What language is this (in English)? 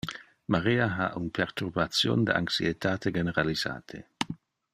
Interlingua